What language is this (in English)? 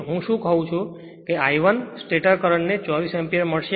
Gujarati